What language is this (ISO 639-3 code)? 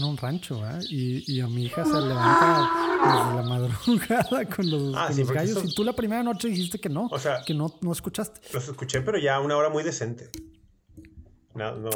spa